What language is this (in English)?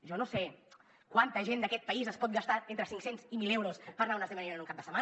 Catalan